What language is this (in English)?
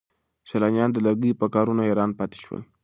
Pashto